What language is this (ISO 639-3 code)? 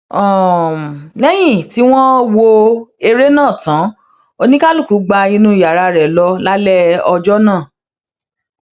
yor